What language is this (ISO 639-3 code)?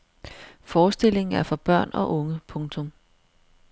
dan